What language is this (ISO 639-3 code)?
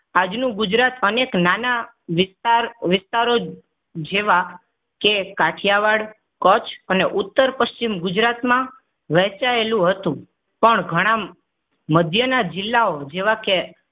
guj